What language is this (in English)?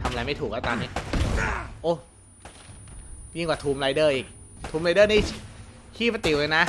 Thai